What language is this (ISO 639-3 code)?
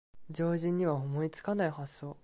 jpn